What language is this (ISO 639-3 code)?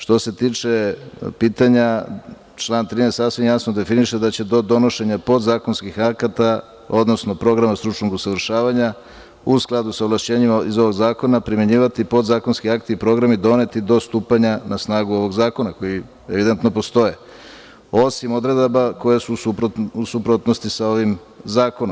srp